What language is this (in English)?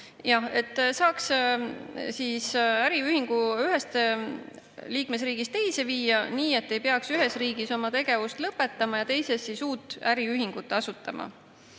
Estonian